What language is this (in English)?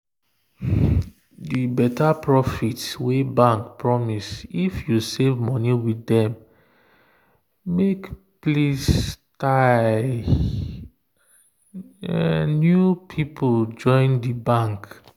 Nigerian Pidgin